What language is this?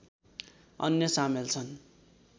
Nepali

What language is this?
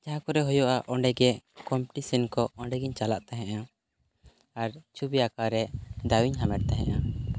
Santali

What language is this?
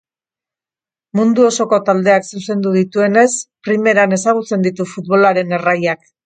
Basque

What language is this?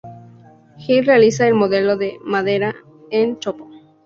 Spanish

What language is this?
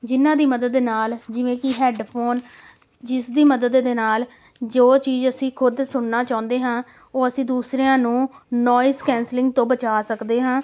Punjabi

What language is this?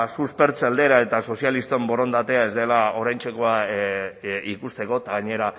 Basque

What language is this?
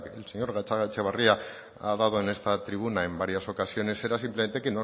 Spanish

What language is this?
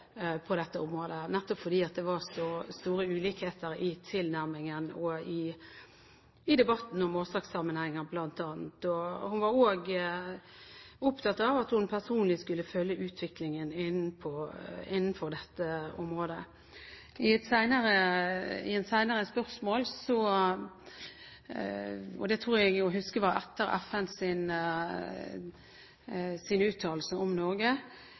Norwegian Bokmål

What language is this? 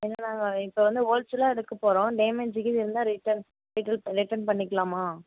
Tamil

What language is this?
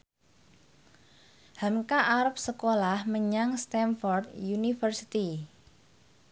Javanese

